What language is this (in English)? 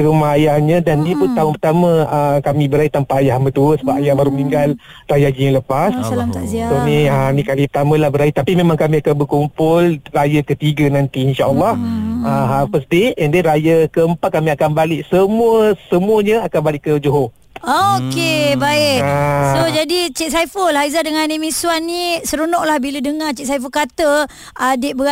Malay